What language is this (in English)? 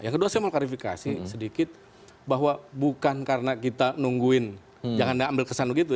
Indonesian